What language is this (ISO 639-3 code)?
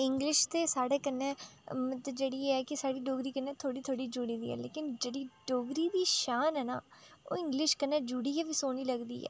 doi